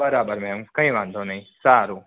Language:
Gujarati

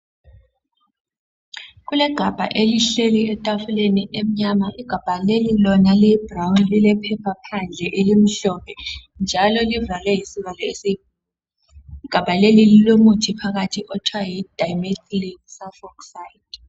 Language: North Ndebele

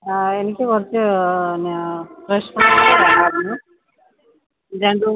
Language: Malayalam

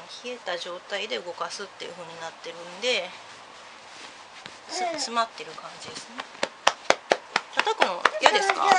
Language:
Japanese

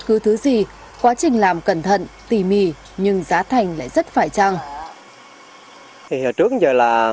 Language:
Vietnamese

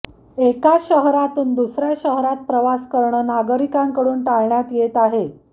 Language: Marathi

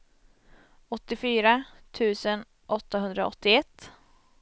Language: Swedish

